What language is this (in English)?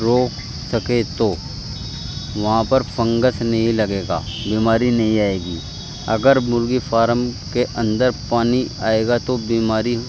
Urdu